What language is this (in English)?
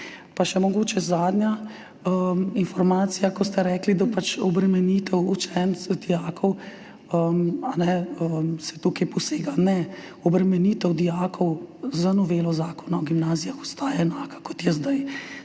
Slovenian